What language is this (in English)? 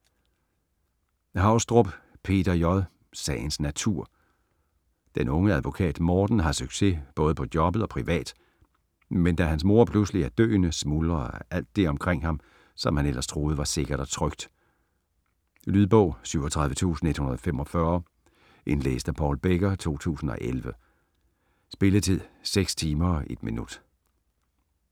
Danish